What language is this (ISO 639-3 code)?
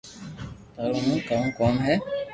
lrk